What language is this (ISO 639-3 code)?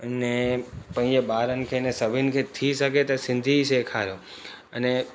snd